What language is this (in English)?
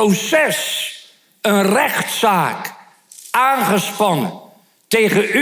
Dutch